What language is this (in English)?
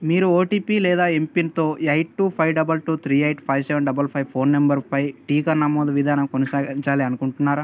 Telugu